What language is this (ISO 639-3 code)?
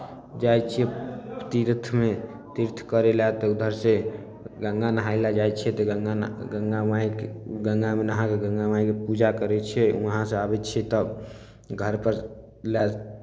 mai